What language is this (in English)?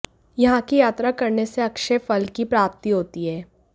Hindi